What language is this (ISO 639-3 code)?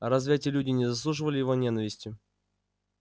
rus